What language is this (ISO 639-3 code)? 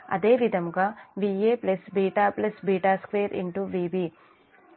tel